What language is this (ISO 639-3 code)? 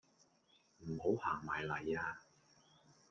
yue